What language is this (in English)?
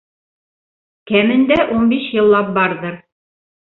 Bashkir